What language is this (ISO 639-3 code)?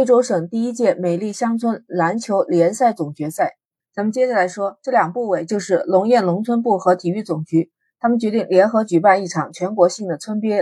zho